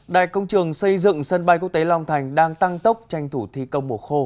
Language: Vietnamese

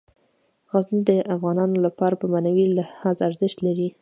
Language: Pashto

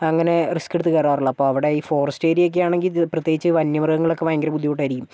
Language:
Malayalam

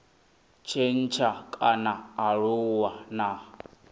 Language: Venda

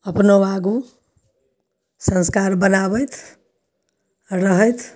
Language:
Maithili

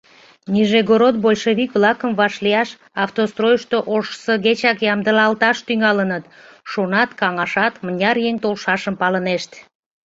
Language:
Mari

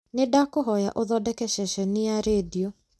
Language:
Kikuyu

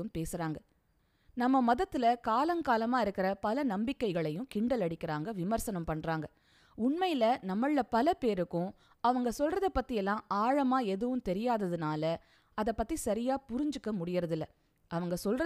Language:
Tamil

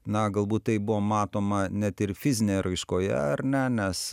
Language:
Lithuanian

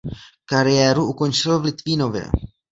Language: Czech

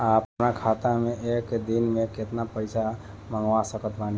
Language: Bhojpuri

